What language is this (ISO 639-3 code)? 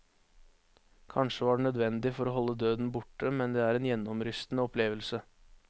nor